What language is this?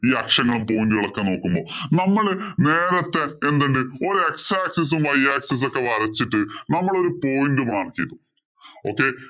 Malayalam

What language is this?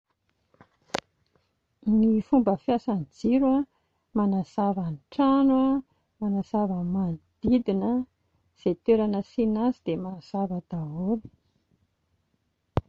Malagasy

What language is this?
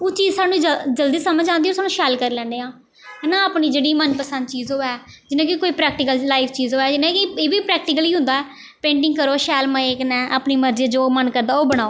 Dogri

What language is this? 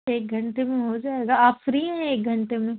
Urdu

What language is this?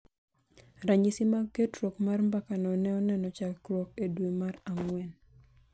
Luo (Kenya and Tanzania)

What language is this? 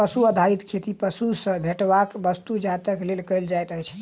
Maithili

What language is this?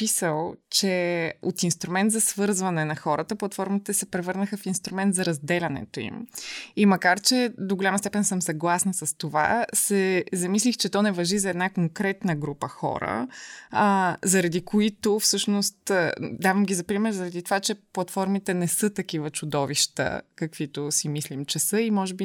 Bulgarian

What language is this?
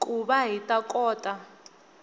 Tsonga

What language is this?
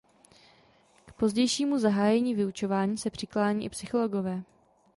Czech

